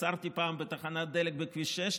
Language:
Hebrew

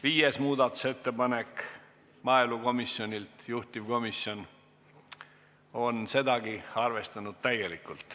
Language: Estonian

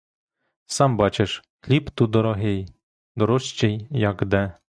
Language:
Ukrainian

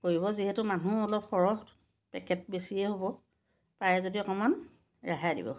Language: Assamese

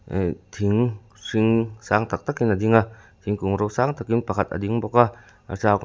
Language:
Mizo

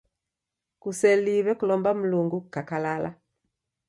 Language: Taita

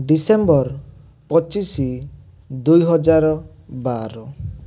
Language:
Odia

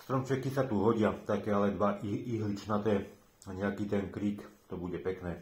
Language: Czech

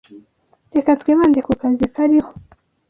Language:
Kinyarwanda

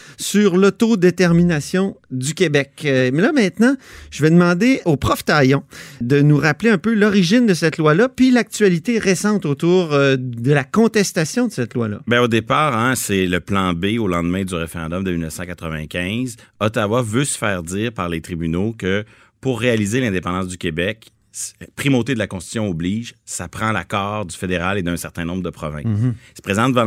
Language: French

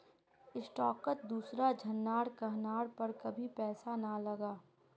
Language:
Magahi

